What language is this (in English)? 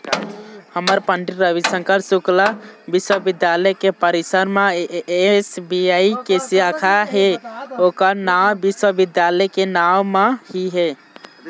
Chhattisgarhi